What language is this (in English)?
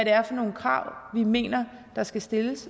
Danish